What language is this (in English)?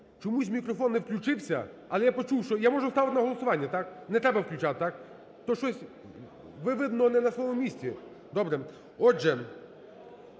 Ukrainian